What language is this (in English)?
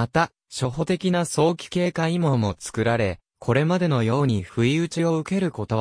Japanese